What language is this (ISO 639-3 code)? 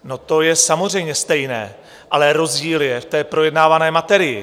ces